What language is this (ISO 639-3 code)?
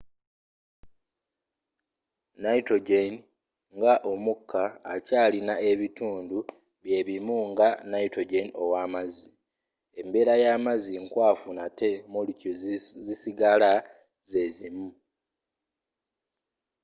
lug